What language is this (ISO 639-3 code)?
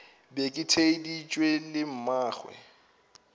nso